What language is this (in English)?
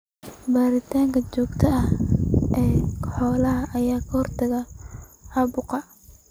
Somali